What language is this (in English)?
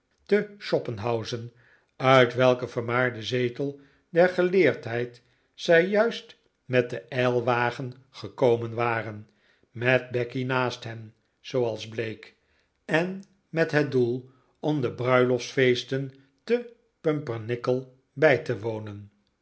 Dutch